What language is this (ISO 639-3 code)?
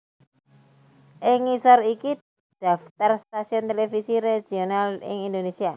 jav